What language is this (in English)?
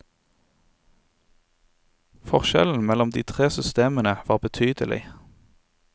Norwegian